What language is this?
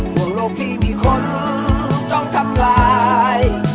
Thai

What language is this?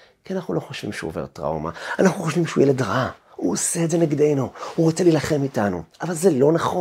Hebrew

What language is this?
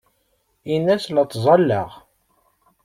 Kabyle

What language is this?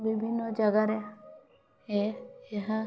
Odia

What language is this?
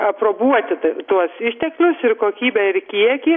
Lithuanian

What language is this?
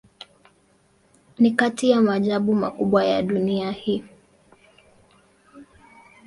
Swahili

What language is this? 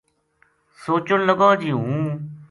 Gujari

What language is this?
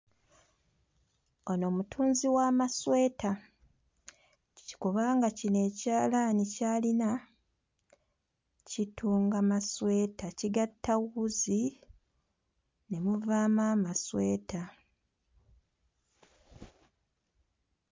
Ganda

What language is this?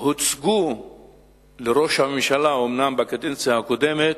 Hebrew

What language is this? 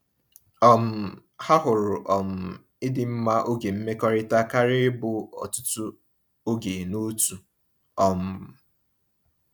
Igbo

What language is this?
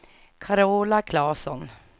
Swedish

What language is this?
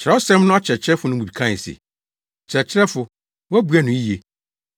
Akan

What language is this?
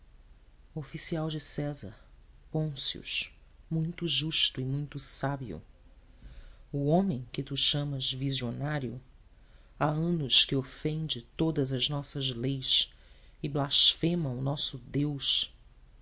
Portuguese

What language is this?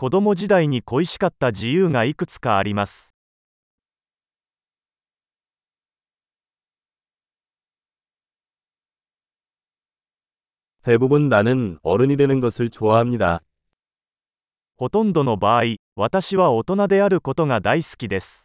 Korean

